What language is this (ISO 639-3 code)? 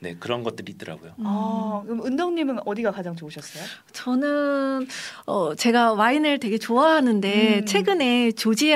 kor